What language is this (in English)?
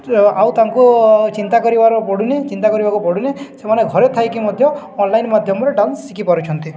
Odia